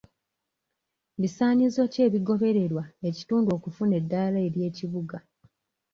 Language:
Ganda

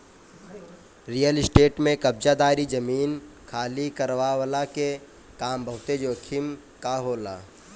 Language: Bhojpuri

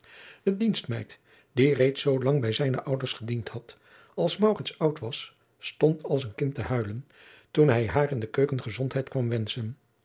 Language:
Dutch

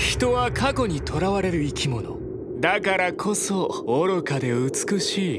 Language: Japanese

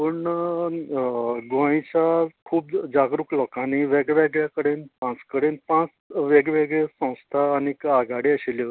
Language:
Konkani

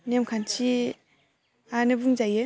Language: Bodo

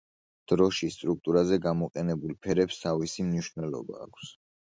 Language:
Georgian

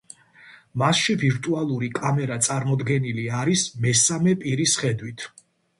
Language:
Georgian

